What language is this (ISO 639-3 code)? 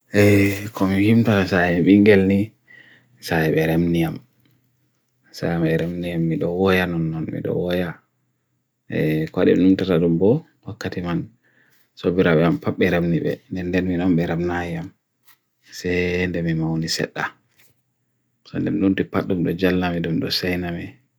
fui